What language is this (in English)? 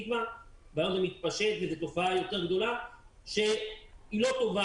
Hebrew